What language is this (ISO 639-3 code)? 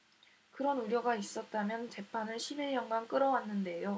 kor